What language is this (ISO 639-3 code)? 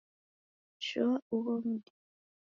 dav